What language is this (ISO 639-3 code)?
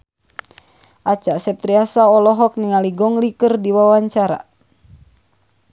sun